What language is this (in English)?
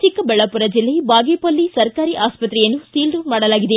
Kannada